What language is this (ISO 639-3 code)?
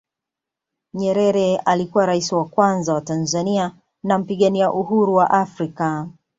swa